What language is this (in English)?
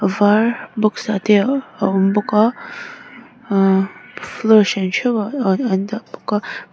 Mizo